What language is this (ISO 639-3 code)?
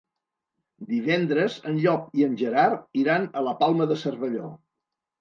cat